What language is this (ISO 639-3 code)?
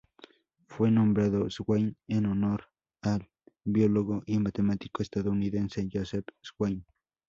spa